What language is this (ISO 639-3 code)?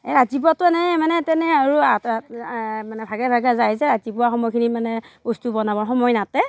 asm